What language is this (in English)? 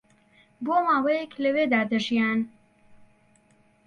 Central Kurdish